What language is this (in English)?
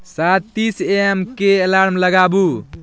Maithili